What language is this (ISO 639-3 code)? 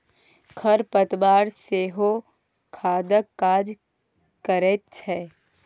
mai